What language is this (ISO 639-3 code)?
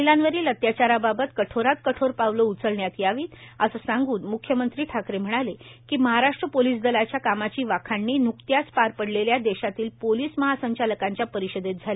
mar